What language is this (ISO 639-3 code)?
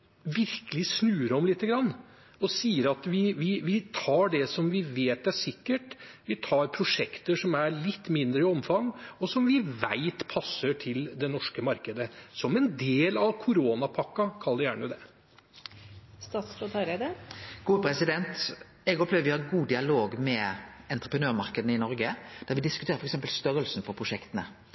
nor